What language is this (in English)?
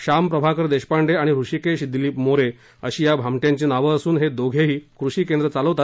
Marathi